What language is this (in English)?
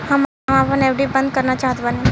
Bhojpuri